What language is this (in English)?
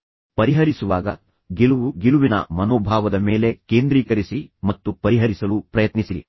Kannada